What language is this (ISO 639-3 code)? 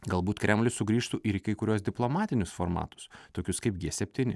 lit